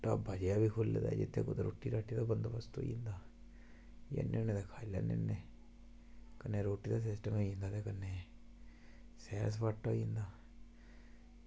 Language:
Dogri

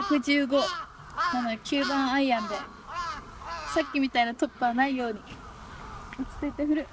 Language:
Japanese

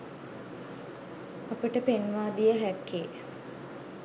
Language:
Sinhala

